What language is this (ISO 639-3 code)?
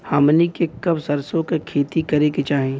bho